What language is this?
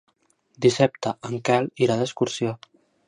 Catalan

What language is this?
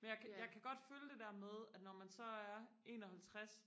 Danish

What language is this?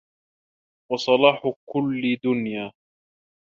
Arabic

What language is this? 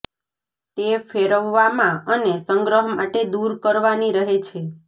Gujarati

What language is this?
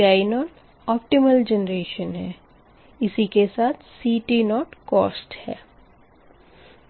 Hindi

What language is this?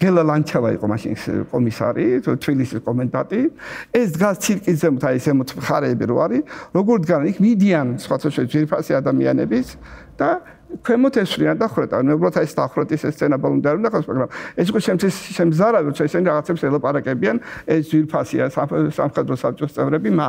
Romanian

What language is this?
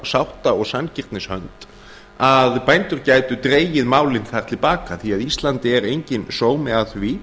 Icelandic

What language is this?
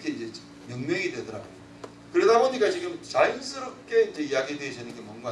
Korean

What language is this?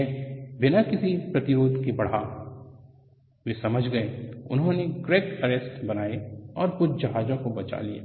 Hindi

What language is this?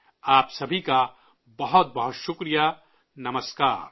Urdu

